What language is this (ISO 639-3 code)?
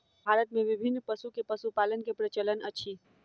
mai